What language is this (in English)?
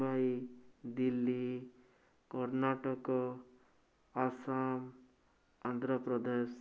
Odia